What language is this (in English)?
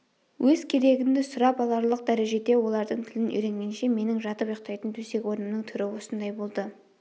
Kazakh